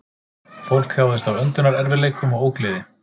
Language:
Icelandic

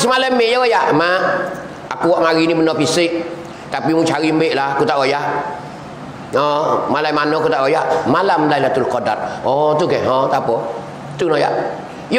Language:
Malay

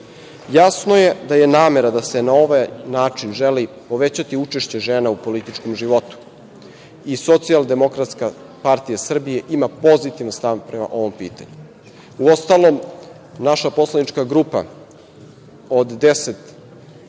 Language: Serbian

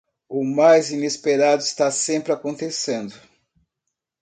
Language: Portuguese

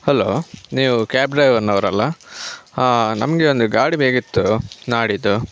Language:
Kannada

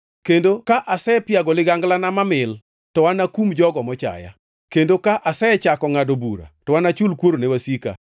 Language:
Luo (Kenya and Tanzania)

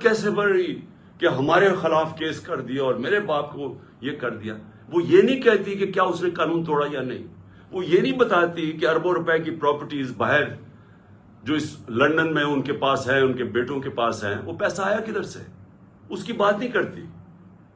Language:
Urdu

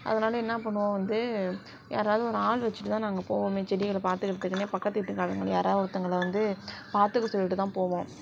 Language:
Tamil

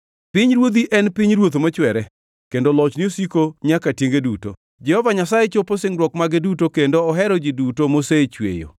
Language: Luo (Kenya and Tanzania)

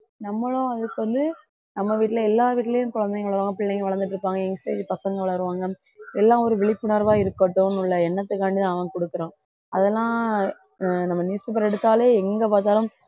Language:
Tamil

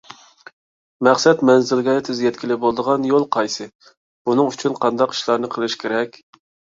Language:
Uyghur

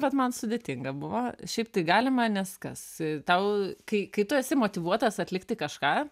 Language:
Lithuanian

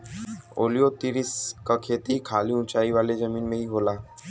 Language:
Bhojpuri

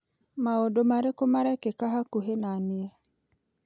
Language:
Kikuyu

